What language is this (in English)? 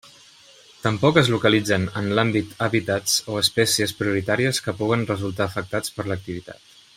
Catalan